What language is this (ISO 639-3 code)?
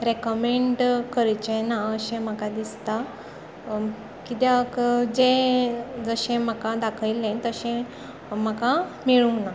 kok